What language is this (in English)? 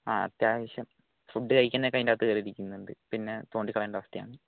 Malayalam